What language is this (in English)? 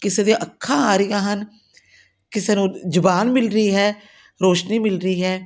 Punjabi